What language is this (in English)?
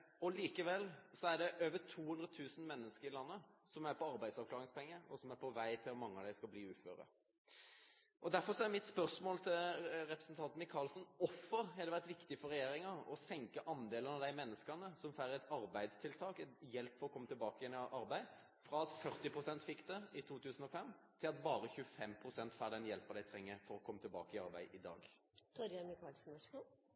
Norwegian Bokmål